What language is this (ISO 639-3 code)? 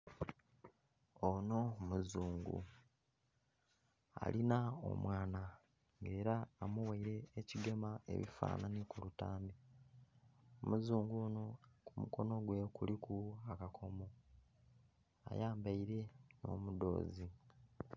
xog